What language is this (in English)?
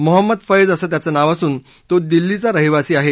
Marathi